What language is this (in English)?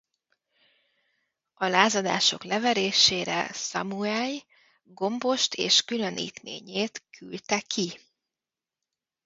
Hungarian